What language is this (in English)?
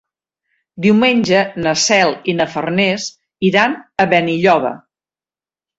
Catalan